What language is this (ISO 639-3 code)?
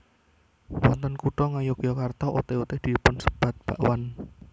jav